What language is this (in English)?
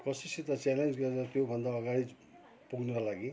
Nepali